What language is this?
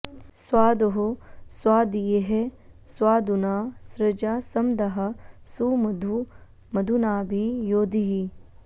Sanskrit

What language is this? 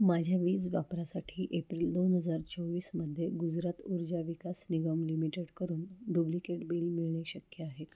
Marathi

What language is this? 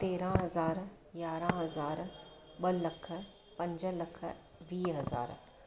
Sindhi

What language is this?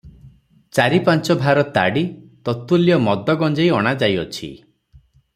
Odia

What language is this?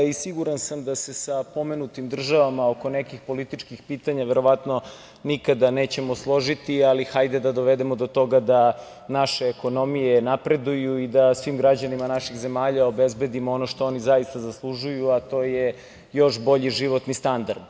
Serbian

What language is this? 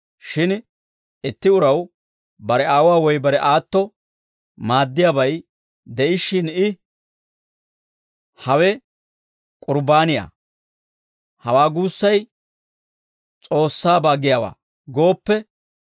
Dawro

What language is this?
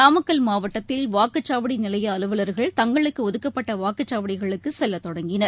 Tamil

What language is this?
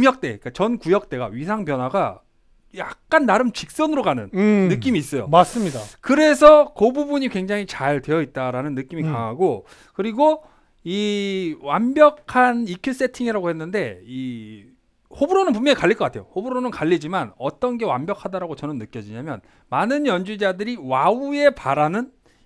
Korean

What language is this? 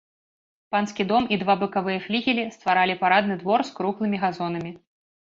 Belarusian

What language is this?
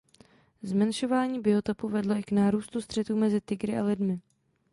Czech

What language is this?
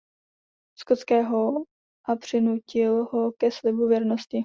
Czech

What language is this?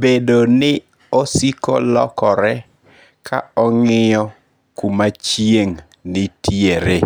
Luo (Kenya and Tanzania)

